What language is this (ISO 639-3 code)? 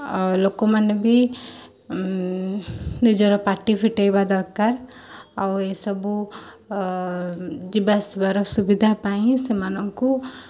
ori